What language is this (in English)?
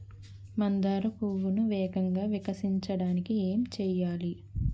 Telugu